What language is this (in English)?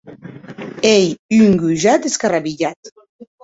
Occitan